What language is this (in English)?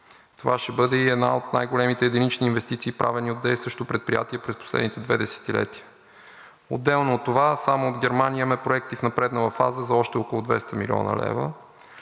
Bulgarian